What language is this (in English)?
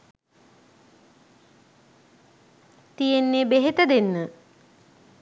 Sinhala